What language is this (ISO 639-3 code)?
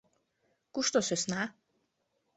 chm